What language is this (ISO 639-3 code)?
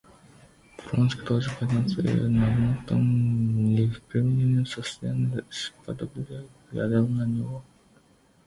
rus